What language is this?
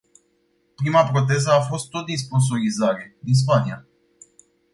Romanian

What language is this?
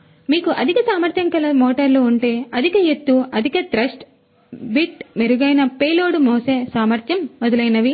Telugu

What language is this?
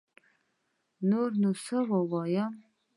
Pashto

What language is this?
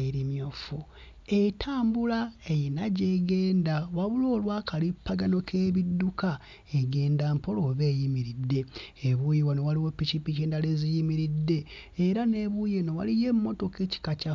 Ganda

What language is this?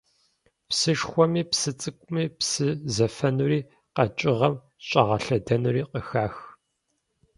Kabardian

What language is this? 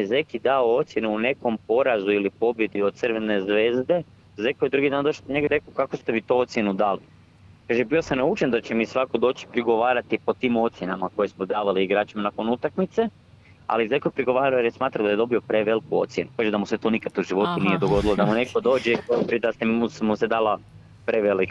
Croatian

